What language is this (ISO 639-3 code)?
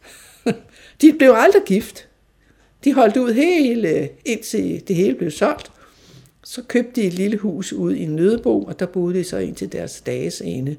dan